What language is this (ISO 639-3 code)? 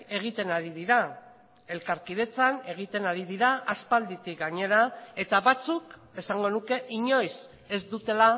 eus